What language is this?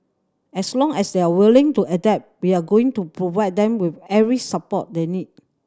English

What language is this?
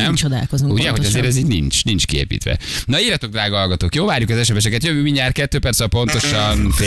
Hungarian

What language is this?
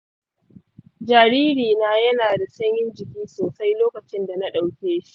Hausa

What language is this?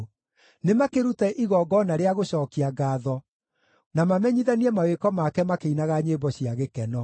Kikuyu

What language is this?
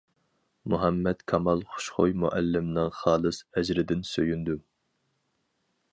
Uyghur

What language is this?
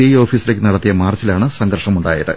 Malayalam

